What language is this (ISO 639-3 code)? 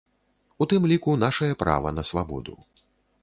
bel